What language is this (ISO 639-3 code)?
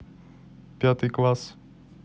rus